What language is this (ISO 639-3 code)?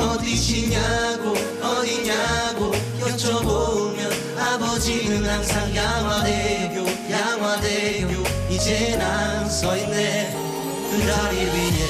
kor